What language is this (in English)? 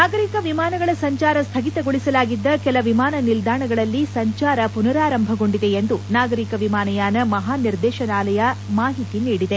Kannada